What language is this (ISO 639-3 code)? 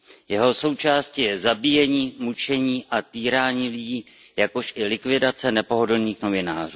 ces